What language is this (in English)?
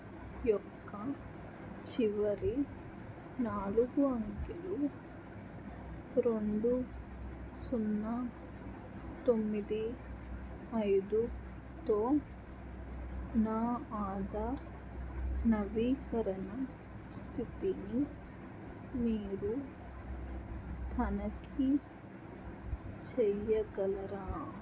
Telugu